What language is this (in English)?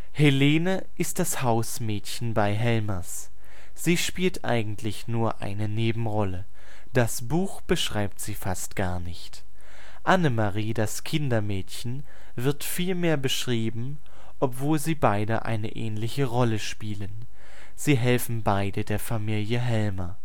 German